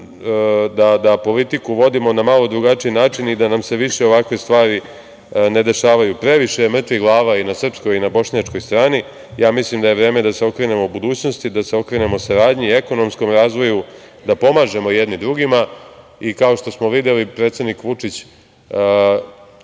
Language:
Serbian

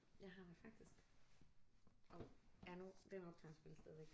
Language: Danish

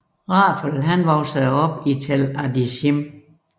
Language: Danish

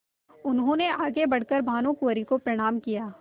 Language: Hindi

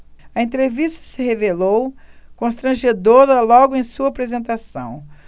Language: Portuguese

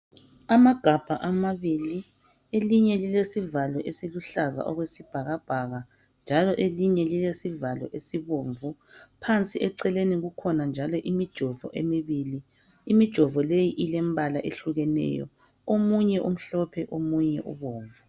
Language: North Ndebele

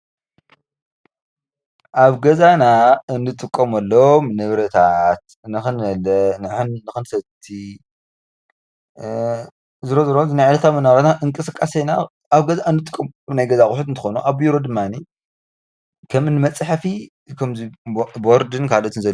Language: Tigrinya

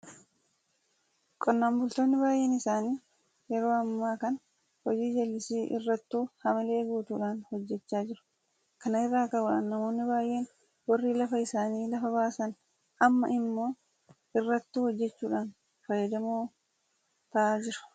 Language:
Oromo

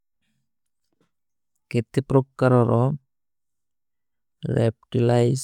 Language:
Kui (India)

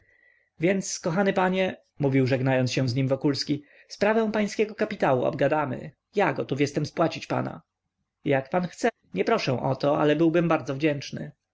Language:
Polish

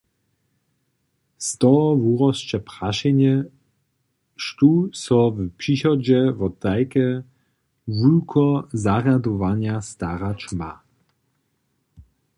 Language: Upper Sorbian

